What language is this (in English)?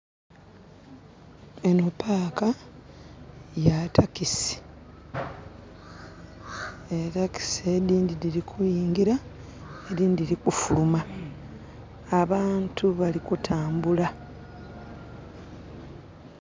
Soga